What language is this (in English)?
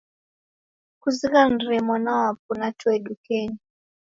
Taita